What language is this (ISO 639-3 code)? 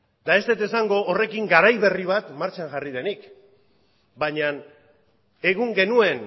eus